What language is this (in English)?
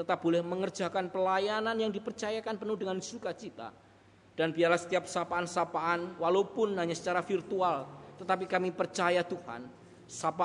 Indonesian